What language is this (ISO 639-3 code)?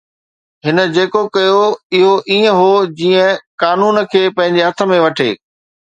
snd